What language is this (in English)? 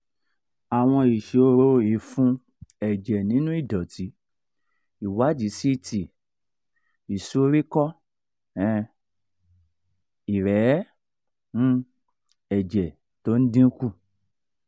Yoruba